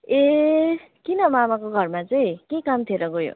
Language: Nepali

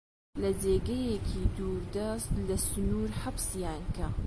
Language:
Central Kurdish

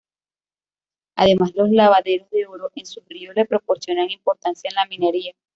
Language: Spanish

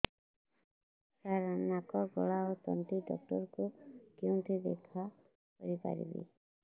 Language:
Odia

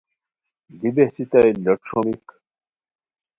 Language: Khowar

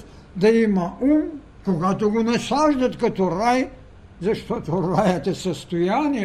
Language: Bulgarian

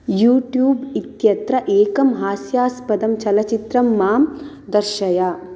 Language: Sanskrit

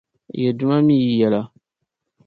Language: Dagbani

